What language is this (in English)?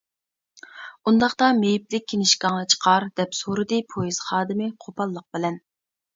Uyghur